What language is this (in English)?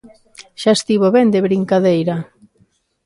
Galician